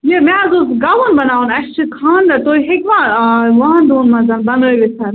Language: Kashmiri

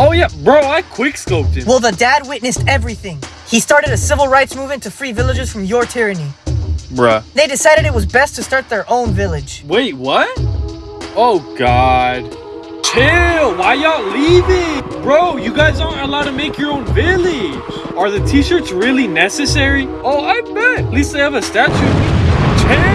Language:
English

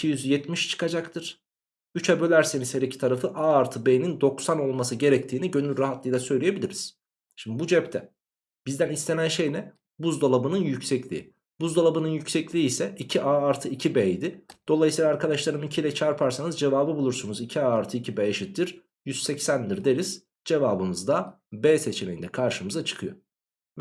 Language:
Turkish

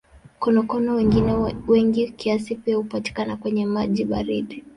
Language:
Swahili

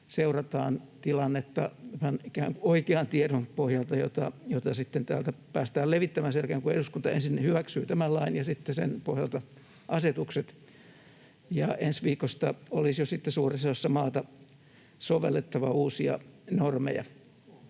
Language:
Finnish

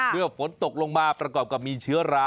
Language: Thai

